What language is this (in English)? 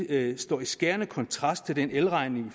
Danish